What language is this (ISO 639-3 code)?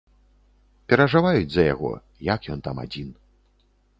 bel